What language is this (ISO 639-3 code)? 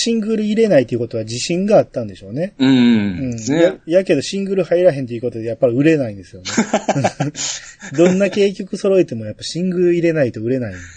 jpn